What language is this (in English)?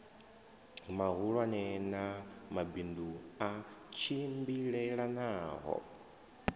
Venda